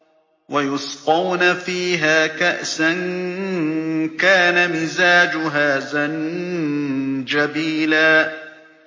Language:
Arabic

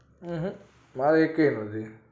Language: Gujarati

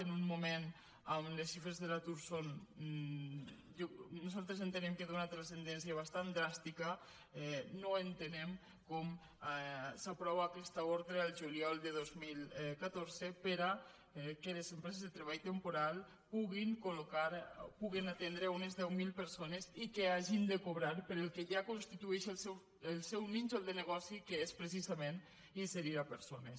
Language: Catalan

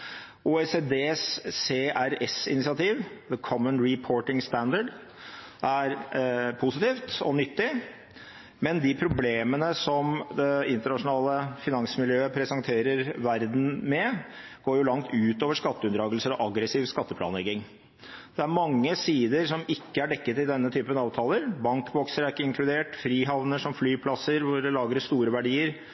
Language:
Norwegian Bokmål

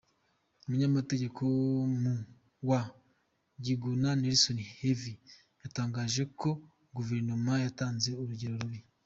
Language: Kinyarwanda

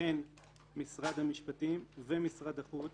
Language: Hebrew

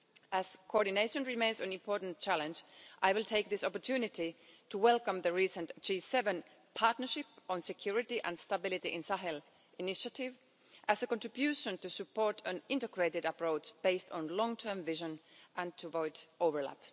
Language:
English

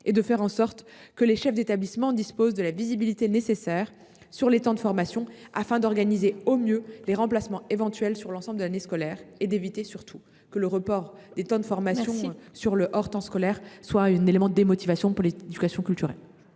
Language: French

